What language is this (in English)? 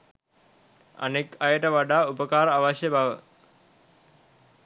Sinhala